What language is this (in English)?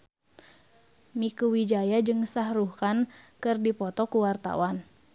Sundanese